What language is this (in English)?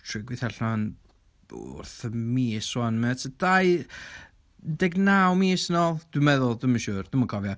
Welsh